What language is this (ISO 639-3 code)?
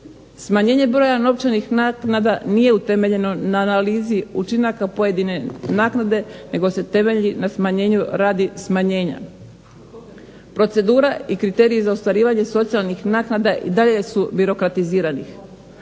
hrv